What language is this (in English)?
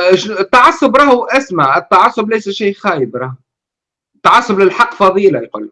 Arabic